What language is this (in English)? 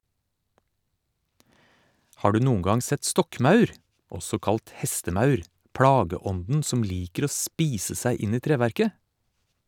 Norwegian